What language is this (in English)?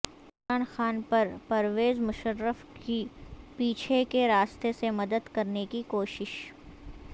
Urdu